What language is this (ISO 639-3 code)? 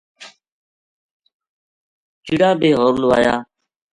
gju